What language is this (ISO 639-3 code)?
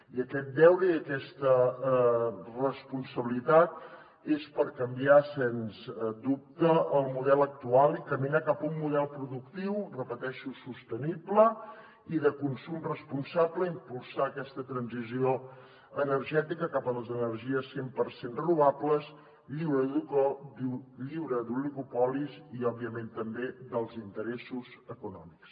cat